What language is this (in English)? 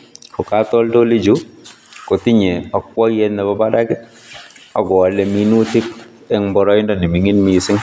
Kalenjin